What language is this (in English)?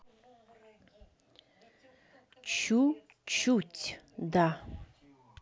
Russian